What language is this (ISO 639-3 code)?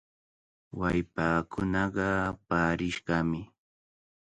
qvl